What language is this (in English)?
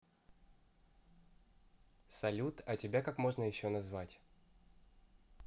Russian